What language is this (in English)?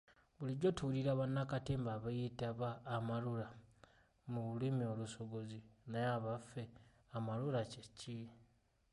Ganda